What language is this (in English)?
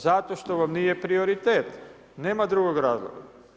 Croatian